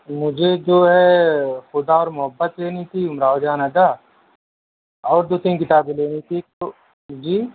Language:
Urdu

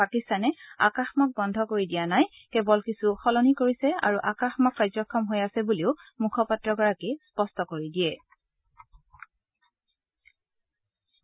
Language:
Assamese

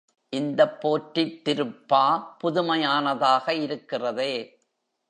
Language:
Tamil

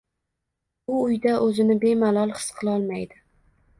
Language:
Uzbek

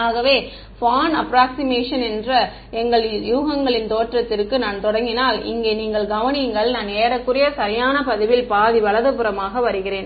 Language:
Tamil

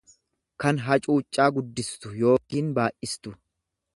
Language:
Oromo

